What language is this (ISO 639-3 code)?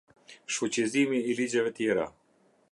sqi